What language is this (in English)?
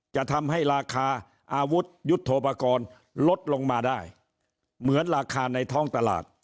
Thai